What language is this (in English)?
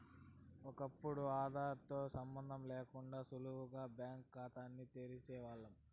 Telugu